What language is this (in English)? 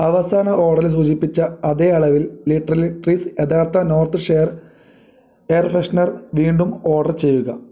Malayalam